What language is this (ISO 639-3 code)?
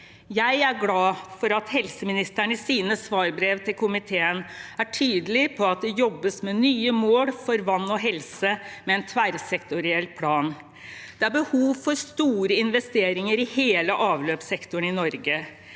nor